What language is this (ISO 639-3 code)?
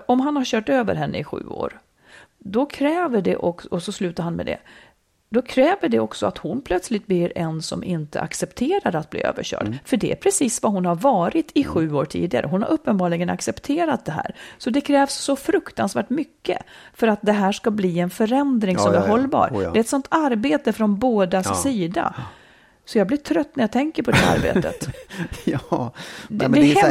swe